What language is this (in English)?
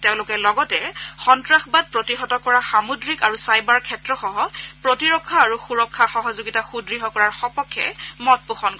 Assamese